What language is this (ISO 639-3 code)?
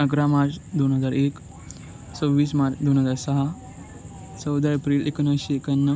mar